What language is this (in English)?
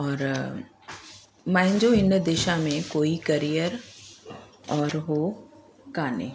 Sindhi